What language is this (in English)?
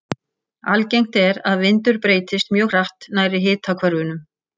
Icelandic